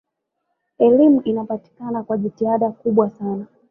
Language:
Swahili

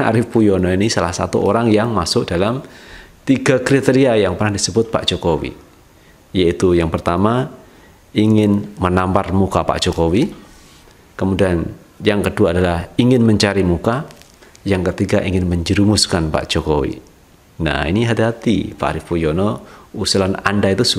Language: Indonesian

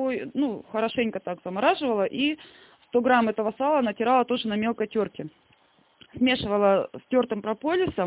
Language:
Russian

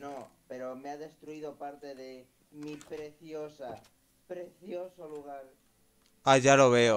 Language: Spanish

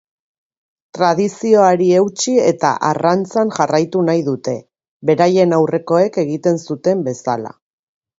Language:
Basque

